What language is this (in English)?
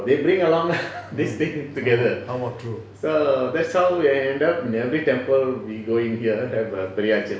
English